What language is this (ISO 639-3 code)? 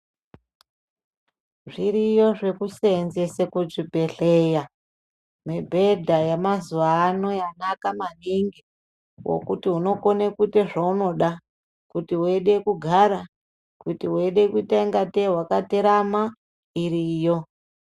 ndc